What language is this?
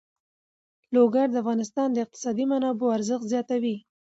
Pashto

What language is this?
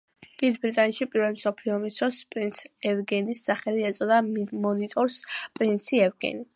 Georgian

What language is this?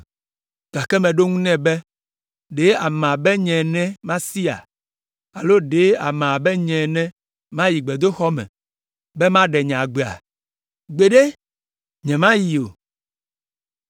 Ewe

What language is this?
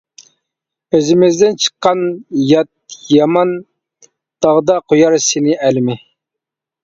Uyghur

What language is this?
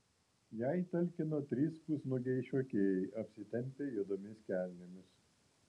Lithuanian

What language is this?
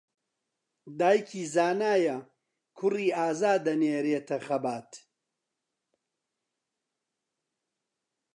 Central Kurdish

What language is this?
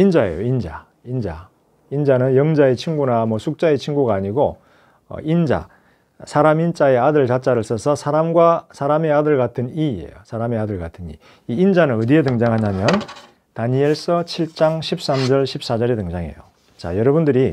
Korean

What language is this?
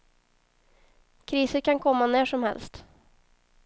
Swedish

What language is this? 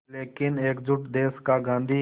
Hindi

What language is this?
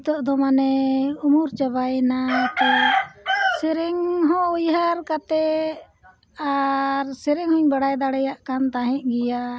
Santali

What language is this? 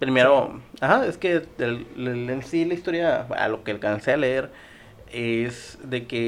Spanish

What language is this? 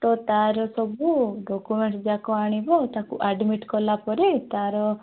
Odia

